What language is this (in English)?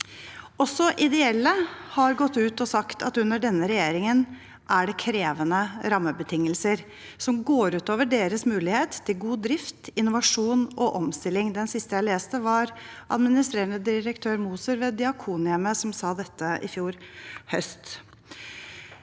Norwegian